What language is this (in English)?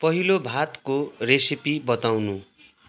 Nepali